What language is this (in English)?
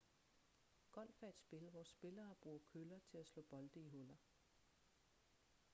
Danish